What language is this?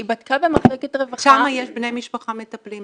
Hebrew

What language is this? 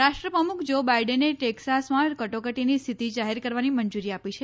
Gujarati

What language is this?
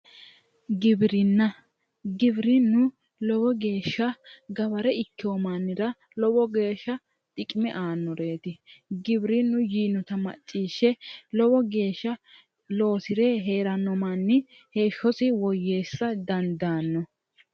Sidamo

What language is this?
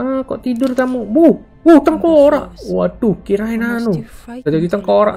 Indonesian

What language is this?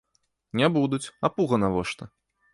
Belarusian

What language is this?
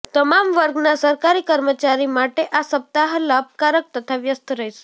Gujarati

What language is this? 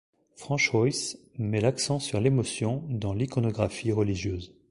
French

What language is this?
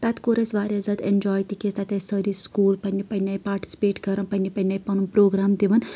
Kashmiri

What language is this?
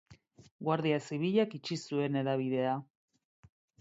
Basque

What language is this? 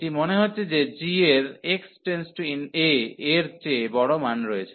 Bangla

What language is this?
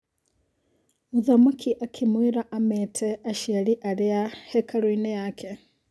Kikuyu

